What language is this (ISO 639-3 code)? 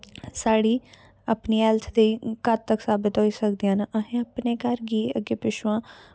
doi